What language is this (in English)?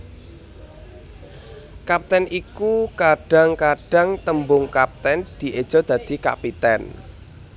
Javanese